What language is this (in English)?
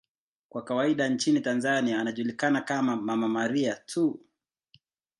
Swahili